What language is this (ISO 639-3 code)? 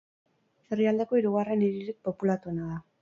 eus